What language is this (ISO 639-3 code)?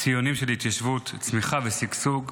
heb